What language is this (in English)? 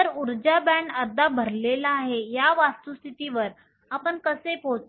Marathi